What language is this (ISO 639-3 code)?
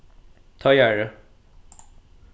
fao